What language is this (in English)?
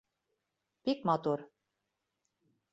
Bashkir